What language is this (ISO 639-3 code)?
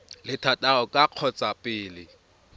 tsn